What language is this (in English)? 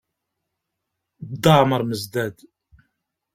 Kabyle